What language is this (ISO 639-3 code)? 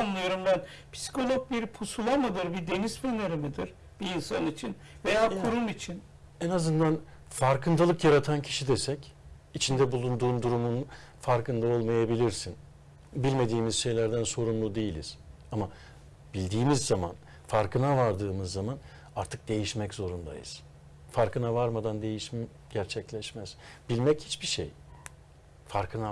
tur